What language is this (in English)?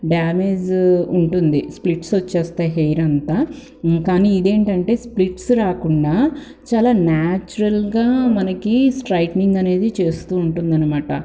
Telugu